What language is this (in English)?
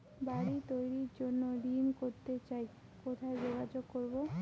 Bangla